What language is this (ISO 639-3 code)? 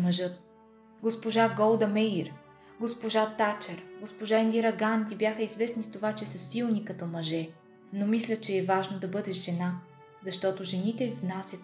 bul